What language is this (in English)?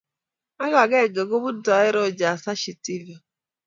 Kalenjin